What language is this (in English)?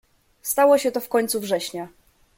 Polish